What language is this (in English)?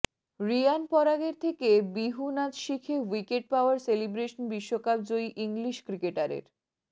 Bangla